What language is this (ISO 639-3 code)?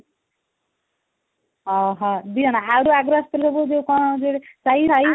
ori